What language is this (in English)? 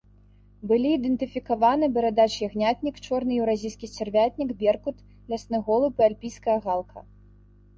Belarusian